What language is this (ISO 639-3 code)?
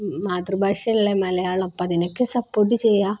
mal